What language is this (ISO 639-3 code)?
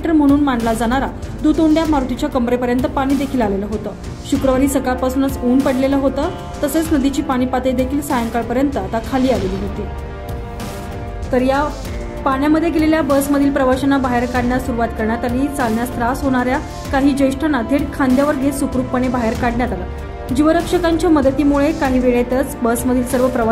ron